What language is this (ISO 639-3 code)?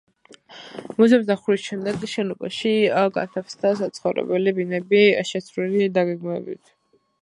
kat